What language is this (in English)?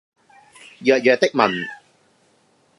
Cantonese